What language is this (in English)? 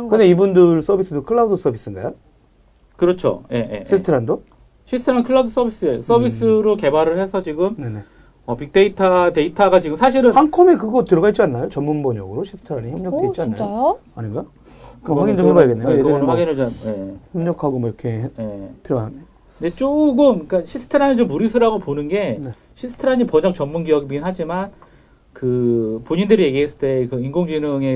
Korean